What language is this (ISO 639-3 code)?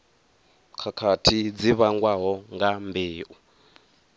ven